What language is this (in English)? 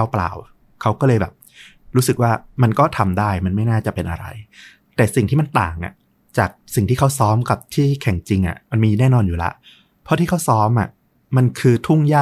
Thai